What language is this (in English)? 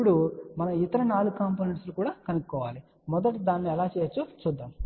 Telugu